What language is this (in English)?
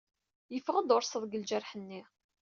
Kabyle